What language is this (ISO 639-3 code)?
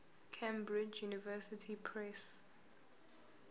zul